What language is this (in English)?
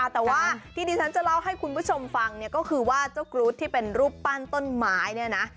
Thai